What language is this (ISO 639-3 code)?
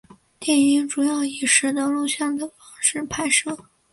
zho